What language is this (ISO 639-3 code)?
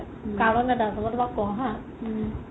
asm